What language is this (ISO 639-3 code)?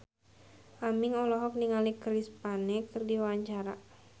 sun